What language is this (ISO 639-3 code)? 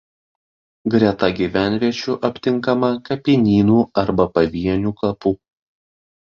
lit